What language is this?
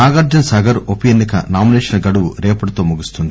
Telugu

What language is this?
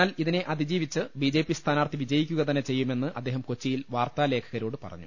Malayalam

